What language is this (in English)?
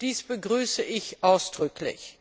German